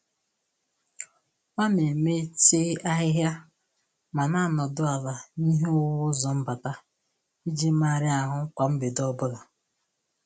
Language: Igbo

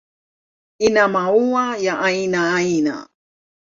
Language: Swahili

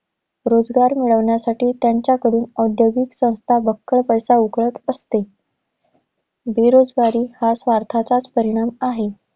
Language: Marathi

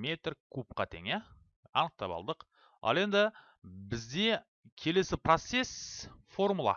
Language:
Turkish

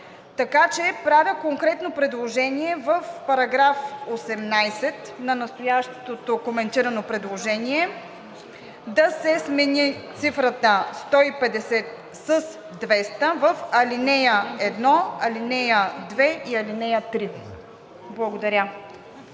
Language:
Bulgarian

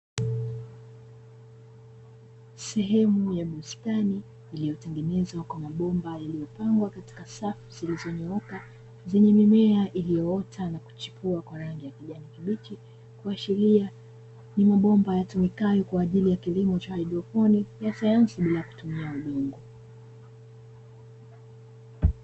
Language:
Swahili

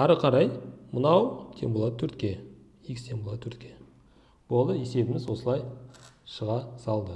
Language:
Turkish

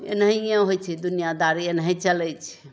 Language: Maithili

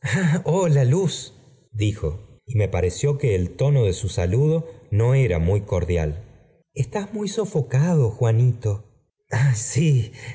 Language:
Spanish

